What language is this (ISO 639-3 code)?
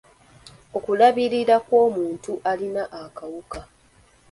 lug